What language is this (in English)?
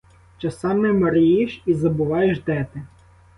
Ukrainian